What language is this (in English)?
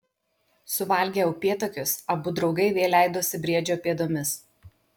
Lithuanian